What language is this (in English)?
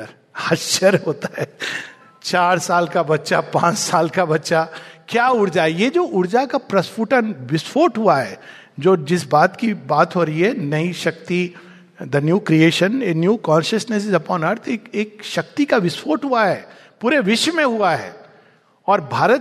Hindi